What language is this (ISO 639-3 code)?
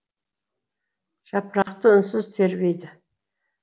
kaz